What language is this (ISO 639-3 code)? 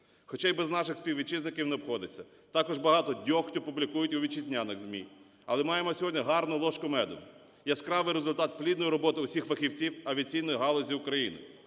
ukr